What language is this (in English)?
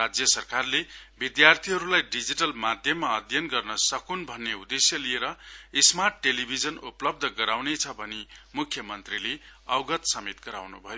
Nepali